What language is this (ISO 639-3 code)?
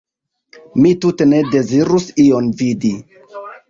epo